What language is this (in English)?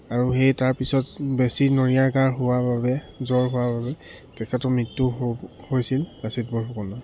Assamese